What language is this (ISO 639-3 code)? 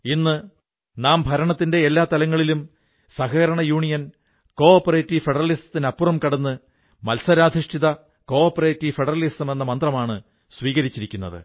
mal